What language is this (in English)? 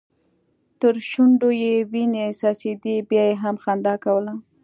Pashto